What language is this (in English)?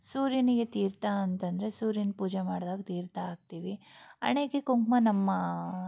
Kannada